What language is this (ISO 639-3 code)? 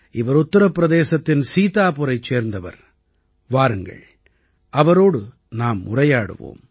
tam